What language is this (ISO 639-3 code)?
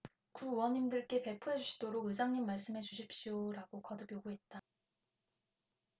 kor